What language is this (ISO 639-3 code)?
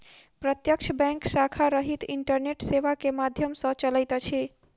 mai